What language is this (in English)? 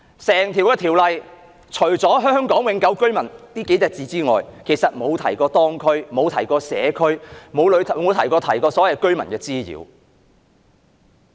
Cantonese